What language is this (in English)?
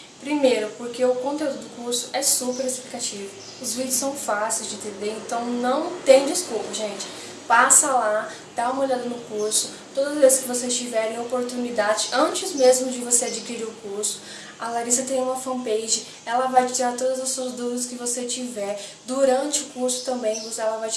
Portuguese